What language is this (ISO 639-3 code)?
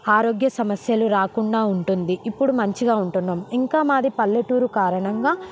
tel